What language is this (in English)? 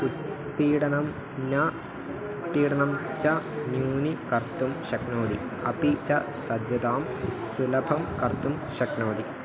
Sanskrit